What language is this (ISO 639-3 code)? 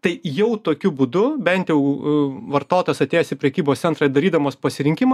lit